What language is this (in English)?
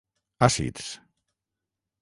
Catalan